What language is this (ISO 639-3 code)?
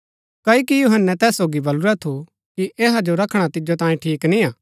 gbk